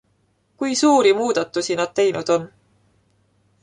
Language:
Estonian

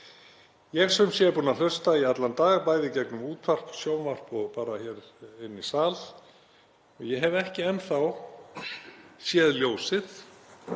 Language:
Icelandic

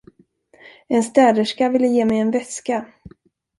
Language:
Swedish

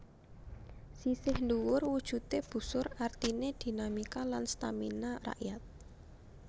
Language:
Javanese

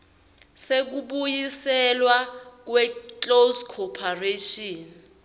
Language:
Swati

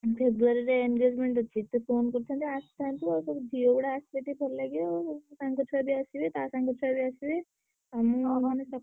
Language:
Odia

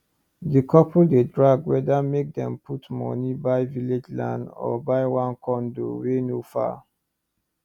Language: Nigerian Pidgin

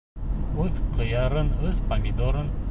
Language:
Bashkir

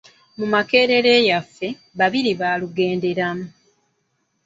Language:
Ganda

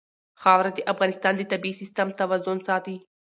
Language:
Pashto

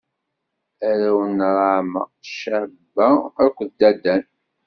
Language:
Kabyle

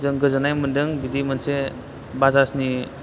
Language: Bodo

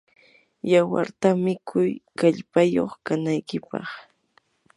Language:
Yanahuanca Pasco Quechua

